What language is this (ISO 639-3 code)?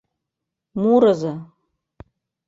chm